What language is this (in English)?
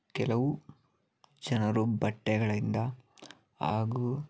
Kannada